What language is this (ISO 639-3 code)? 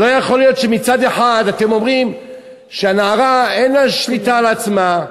heb